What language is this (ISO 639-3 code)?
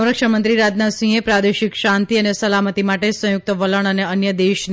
guj